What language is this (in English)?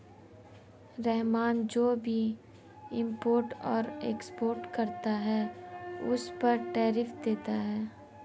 Hindi